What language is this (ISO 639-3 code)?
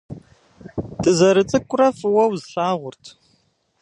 kbd